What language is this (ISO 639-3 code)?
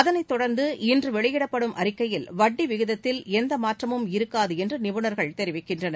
tam